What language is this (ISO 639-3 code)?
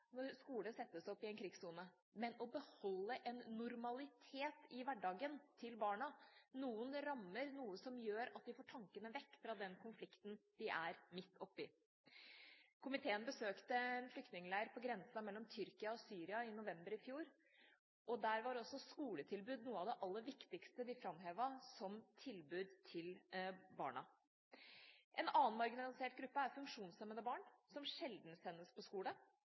nob